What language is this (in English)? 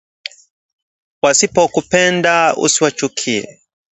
Swahili